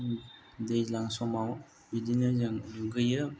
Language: Bodo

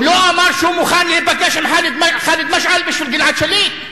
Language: Hebrew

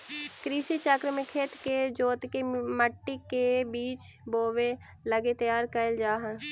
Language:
Magahi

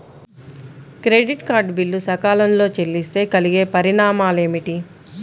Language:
Telugu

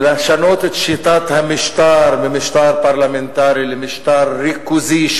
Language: Hebrew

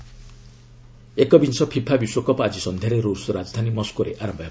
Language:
Odia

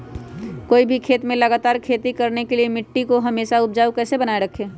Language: Magahi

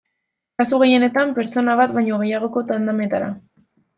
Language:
Basque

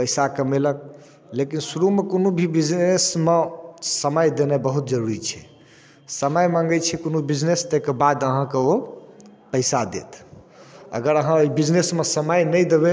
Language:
Maithili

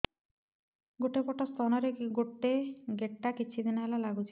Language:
Odia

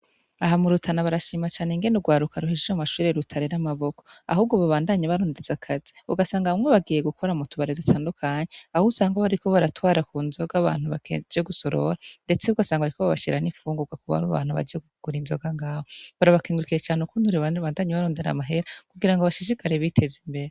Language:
Rundi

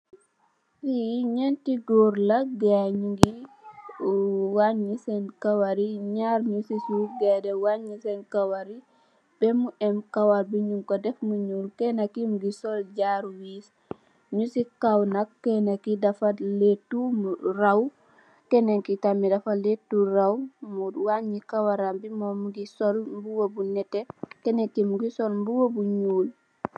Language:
Wolof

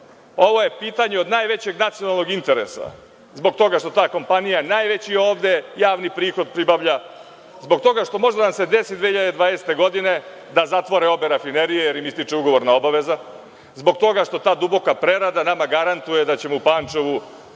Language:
Serbian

